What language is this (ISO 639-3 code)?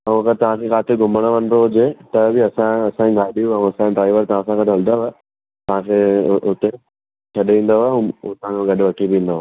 snd